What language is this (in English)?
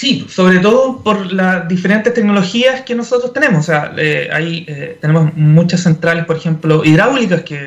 Spanish